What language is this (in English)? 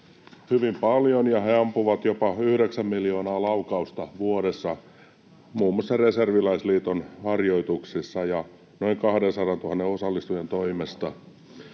Finnish